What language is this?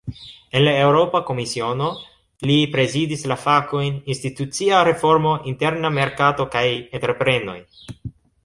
Esperanto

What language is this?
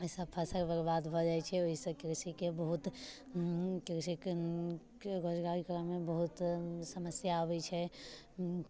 Maithili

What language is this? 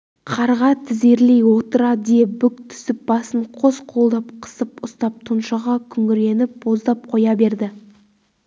Kazakh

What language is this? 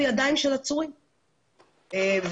Hebrew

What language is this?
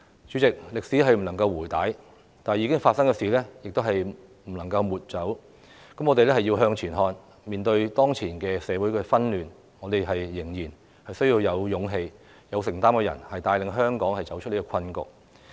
Cantonese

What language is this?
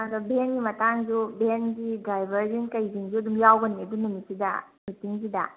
Manipuri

